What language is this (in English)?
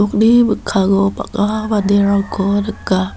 Garo